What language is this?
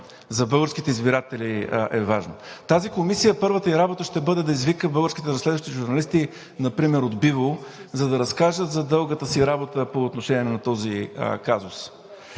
Bulgarian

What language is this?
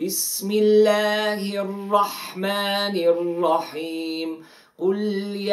Arabic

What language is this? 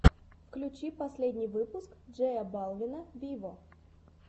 Russian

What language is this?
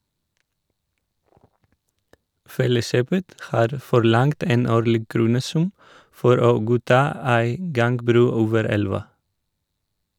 Norwegian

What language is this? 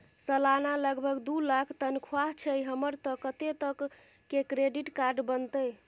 Maithili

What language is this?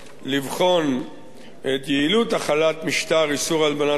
Hebrew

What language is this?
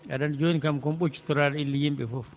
Fula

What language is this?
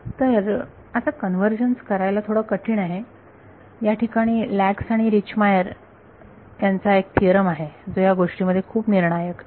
Marathi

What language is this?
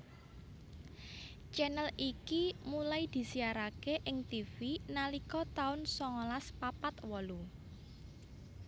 Javanese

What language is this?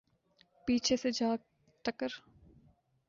Urdu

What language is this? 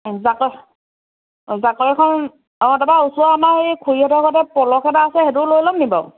Assamese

